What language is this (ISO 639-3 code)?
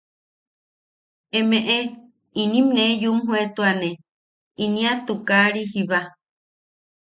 yaq